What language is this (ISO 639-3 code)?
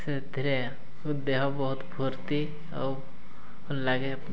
ori